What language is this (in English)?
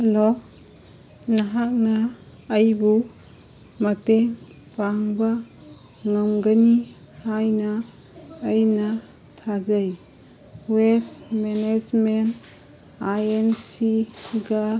Manipuri